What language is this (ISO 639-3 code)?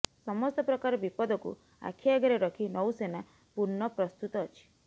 ori